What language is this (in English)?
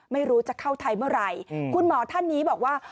Thai